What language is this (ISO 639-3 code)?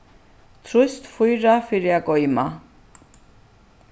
fao